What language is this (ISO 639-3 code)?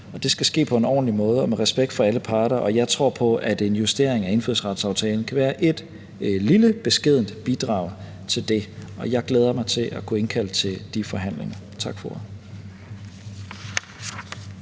dan